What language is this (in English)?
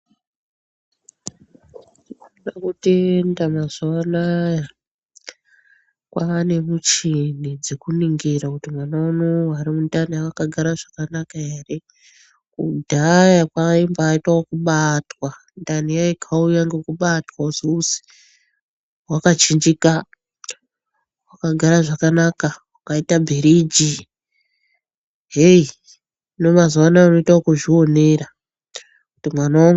Ndau